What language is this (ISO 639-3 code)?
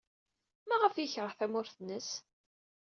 kab